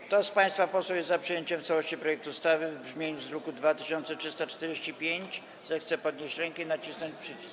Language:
Polish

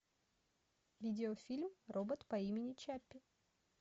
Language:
Russian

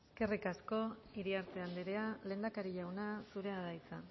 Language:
Basque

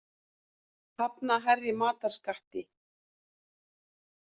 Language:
Icelandic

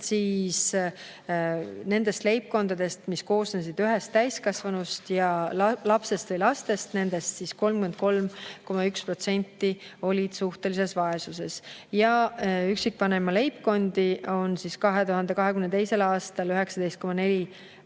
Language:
Estonian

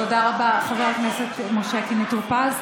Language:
Hebrew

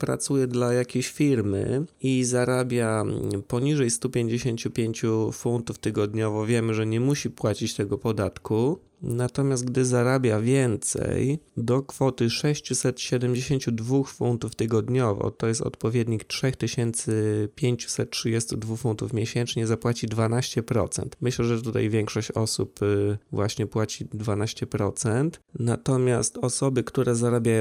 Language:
Polish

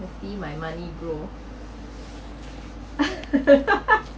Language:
English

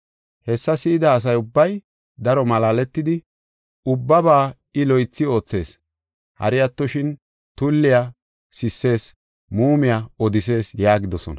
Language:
Gofa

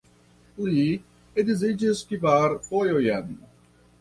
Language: Esperanto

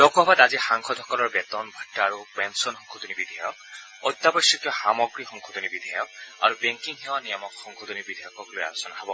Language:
Assamese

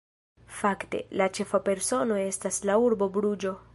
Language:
Esperanto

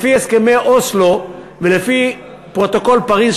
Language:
Hebrew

